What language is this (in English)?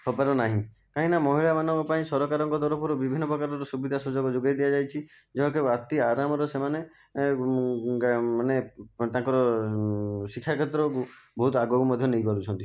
Odia